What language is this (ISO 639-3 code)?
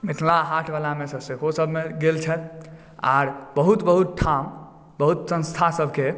mai